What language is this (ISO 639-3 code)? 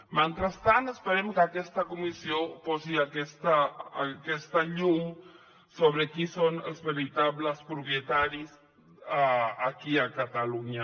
cat